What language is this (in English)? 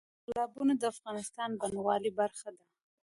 Pashto